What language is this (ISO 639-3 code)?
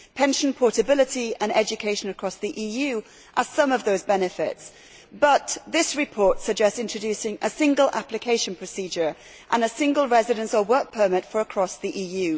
eng